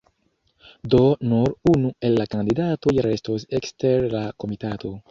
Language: Esperanto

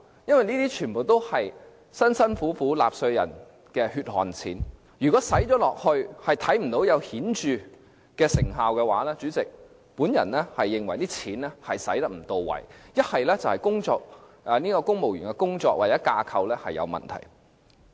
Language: Cantonese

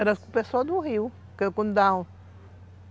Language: Portuguese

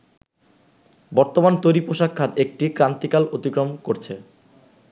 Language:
Bangla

